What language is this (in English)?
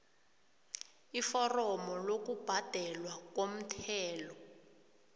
South Ndebele